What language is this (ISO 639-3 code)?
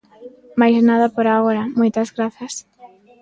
glg